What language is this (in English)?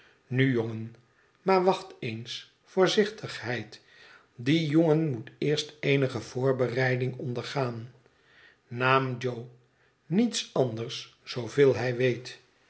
Dutch